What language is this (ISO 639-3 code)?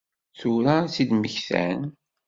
kab